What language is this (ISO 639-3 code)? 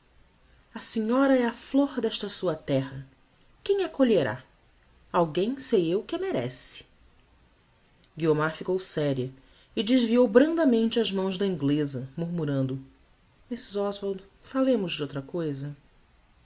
por